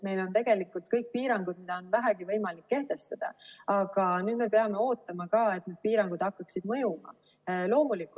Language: Estonian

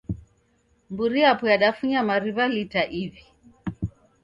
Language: Taita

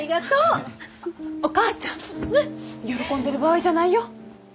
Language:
Japanese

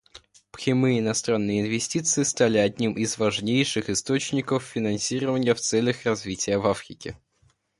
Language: Russian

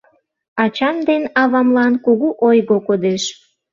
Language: Mari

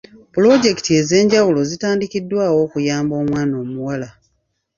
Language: Ganda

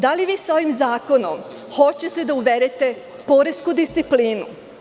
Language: Serbian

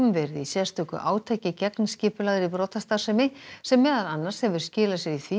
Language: Icelandic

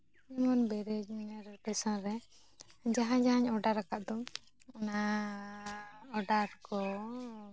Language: Santali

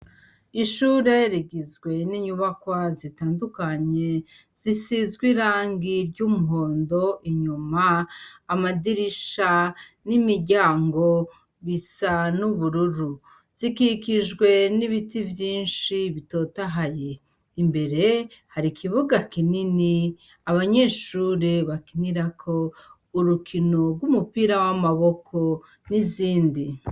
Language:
Rundi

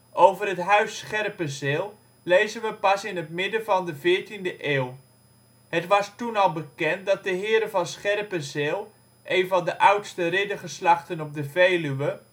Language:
Dutch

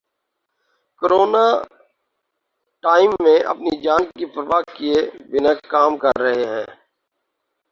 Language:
Urdu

